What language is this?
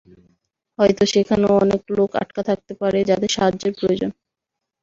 Bangla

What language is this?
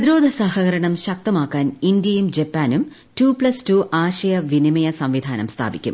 Malayalam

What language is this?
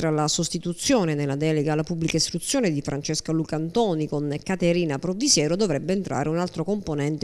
Italian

